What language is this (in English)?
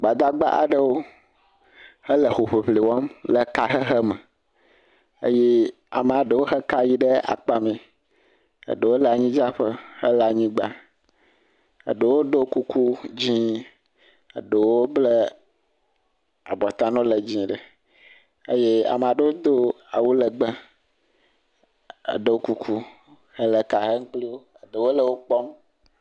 Ewe